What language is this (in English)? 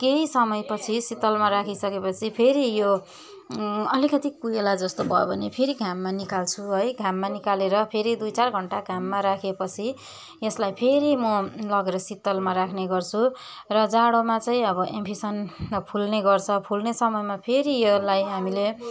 Nepali